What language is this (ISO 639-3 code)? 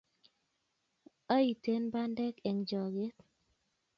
kln